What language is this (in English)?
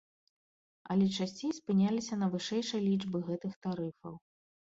Belarusian